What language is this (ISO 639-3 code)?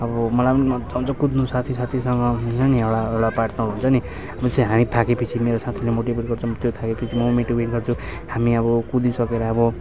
nep